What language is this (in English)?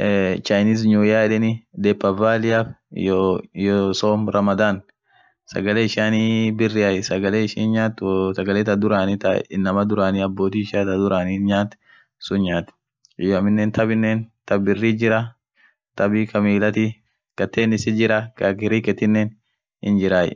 Orma